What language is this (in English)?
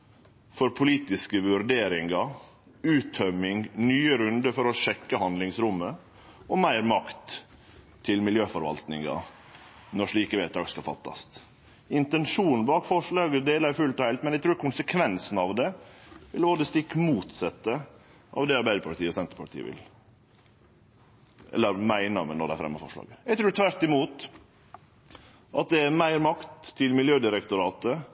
Norwegian Nynorsk